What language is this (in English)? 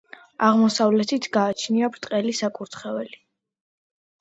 Georgian